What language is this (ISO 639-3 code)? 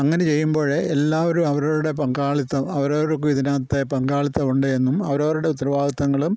mal